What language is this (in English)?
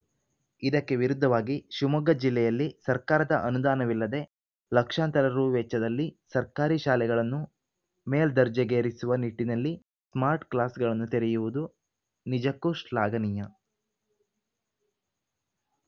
Kannada